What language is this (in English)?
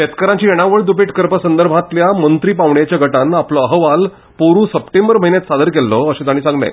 Konkani